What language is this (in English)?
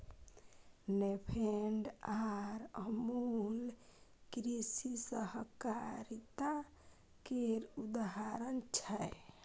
Maithili